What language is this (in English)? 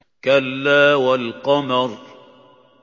Arabic